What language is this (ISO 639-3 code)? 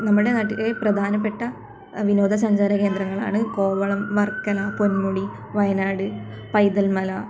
mal